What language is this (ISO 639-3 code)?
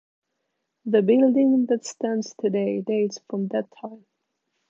eng